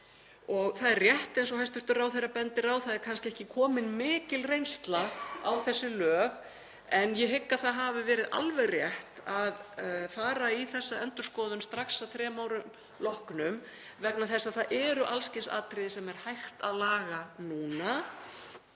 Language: Icelandic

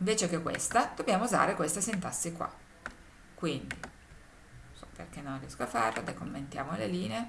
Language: Italian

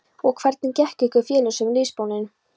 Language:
Icelandic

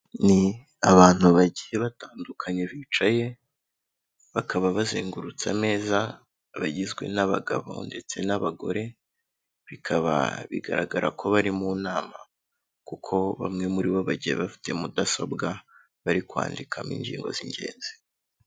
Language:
Kinyarwanda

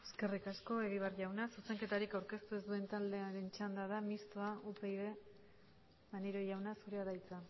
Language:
Basque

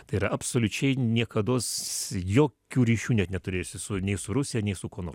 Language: Lithuanian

